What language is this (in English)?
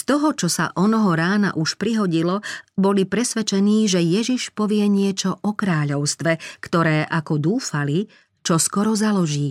Slovak